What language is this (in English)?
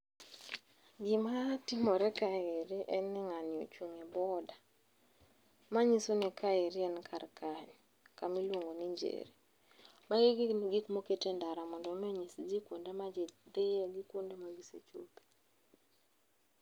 Luo (Kenya and Tanzania)